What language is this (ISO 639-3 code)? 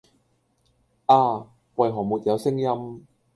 yue